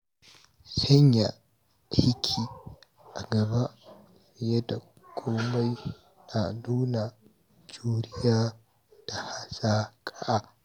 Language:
Hausa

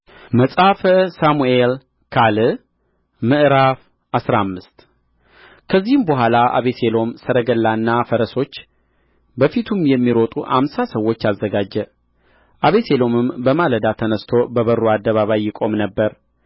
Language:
Amharic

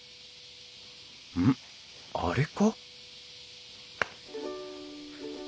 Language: Japanese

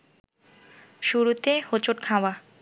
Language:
Bangla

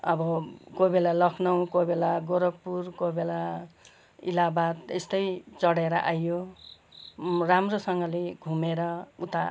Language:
Nepali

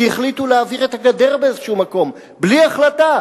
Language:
Hebrew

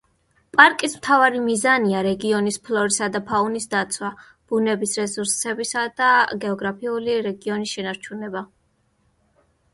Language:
Georgian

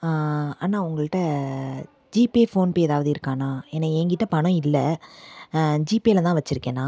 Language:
Tamil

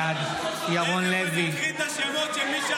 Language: Hebrew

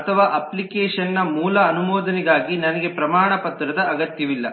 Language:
Kannada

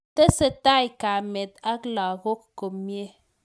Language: Kalenjin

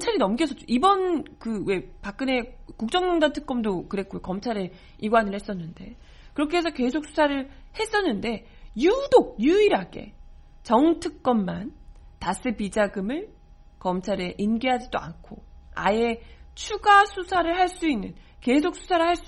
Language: Korean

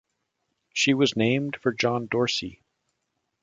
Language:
English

